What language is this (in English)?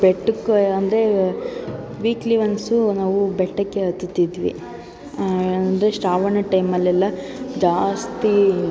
Kannada